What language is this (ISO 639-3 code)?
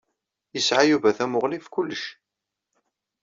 kab